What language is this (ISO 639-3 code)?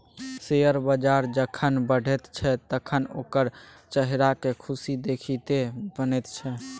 mai